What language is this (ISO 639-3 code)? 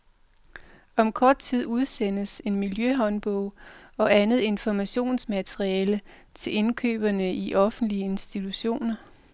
dan